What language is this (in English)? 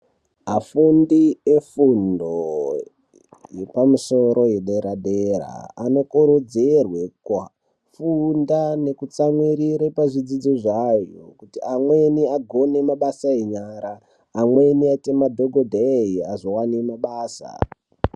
Ndau